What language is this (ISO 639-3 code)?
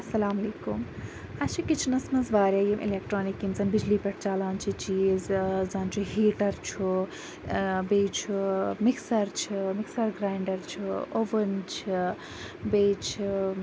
kas